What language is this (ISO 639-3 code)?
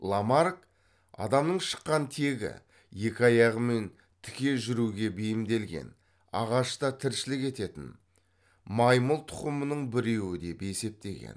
kaz